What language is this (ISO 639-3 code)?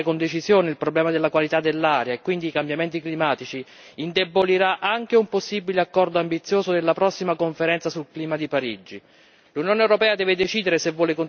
ita